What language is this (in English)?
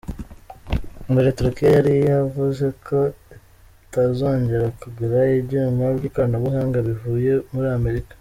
Kinyarwanda